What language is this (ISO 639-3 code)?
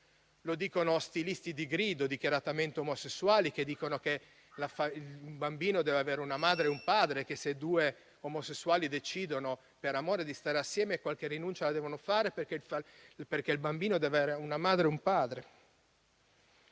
ita